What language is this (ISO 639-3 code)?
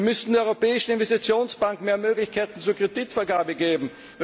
deu